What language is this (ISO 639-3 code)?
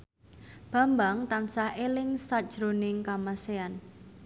jav